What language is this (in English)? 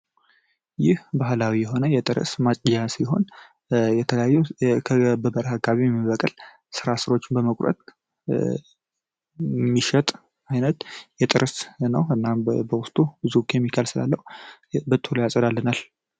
Amharic